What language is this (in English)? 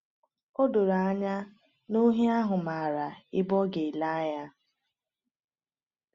Igbo